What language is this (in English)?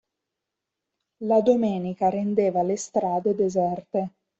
Italian